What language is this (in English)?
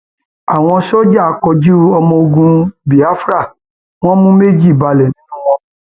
Yoruba